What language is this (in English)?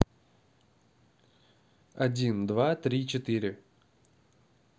Russian